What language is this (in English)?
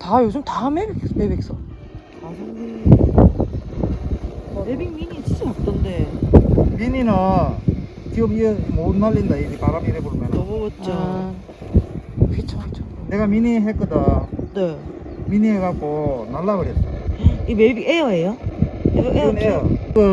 Korean